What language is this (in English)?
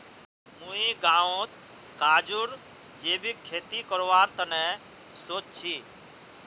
Magahi